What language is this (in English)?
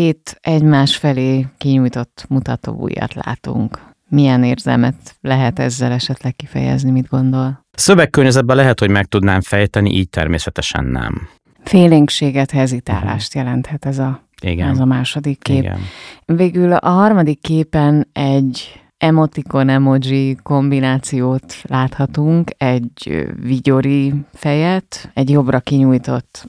Hungarian